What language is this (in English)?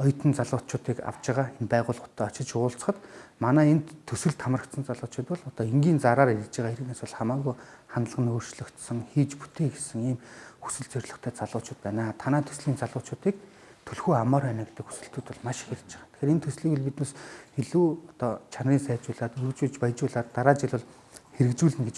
Korean